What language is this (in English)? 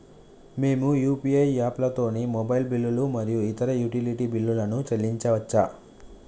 Telugu